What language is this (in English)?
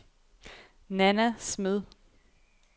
Danish